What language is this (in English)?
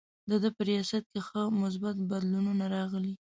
Pashto